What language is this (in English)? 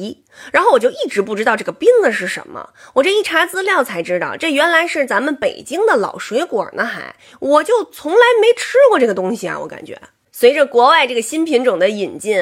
Chinese